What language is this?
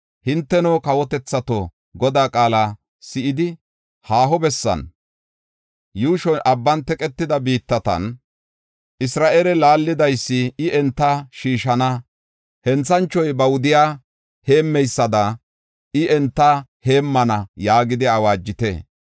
Gofa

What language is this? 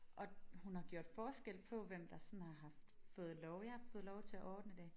Danish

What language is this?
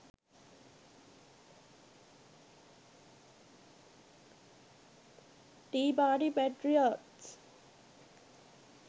Sinhala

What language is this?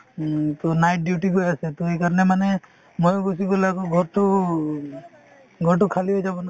Assamese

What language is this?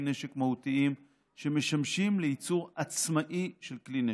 Hebrew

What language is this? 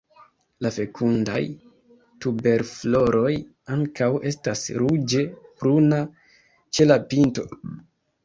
Esperanto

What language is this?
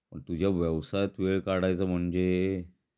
Marathi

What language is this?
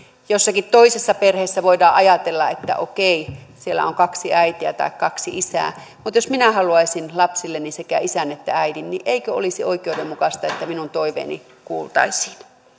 Finnish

